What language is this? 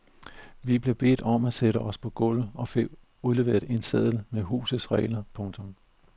Danish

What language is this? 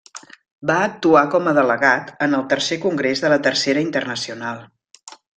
Catalan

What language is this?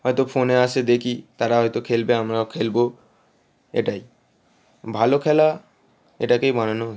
Bangla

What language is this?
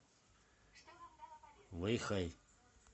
Russian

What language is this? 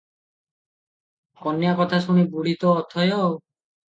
Odia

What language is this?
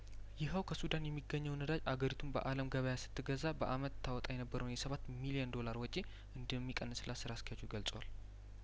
Amharic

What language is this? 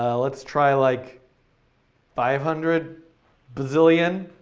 English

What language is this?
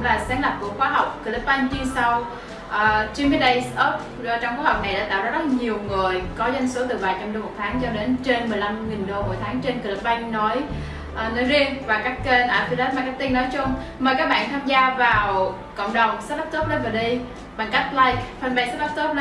Vietnamese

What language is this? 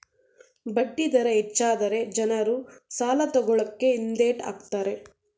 Kannada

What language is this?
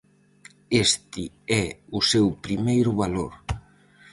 Galician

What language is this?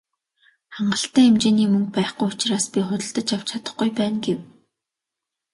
Mongolian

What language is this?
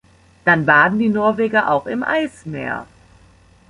German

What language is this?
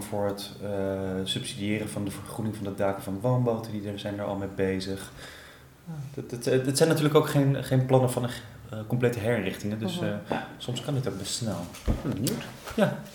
Dutch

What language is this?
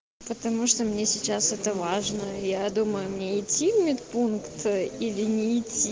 Russian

